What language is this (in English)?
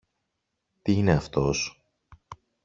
Greek